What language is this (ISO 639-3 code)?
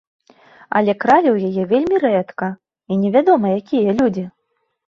bel